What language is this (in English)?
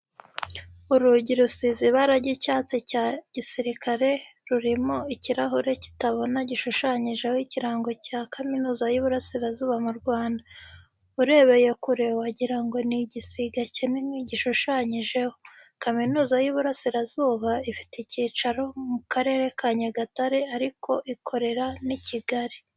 Kinyarwanda